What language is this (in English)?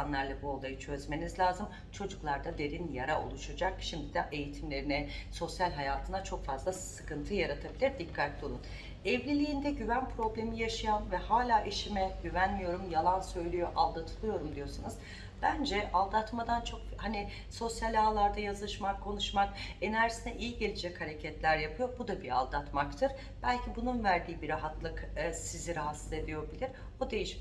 Turkish